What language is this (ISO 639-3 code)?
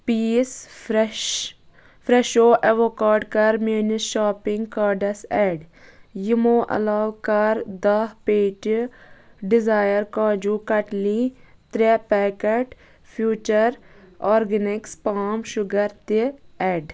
kas